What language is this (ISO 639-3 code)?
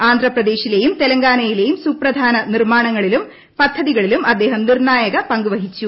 mal